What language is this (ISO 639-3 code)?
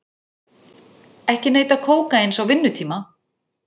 isl